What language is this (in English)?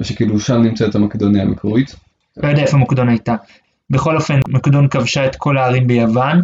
Hebrew